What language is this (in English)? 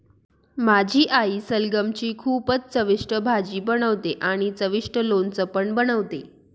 Marathi